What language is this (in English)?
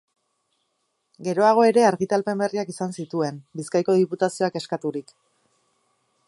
Basque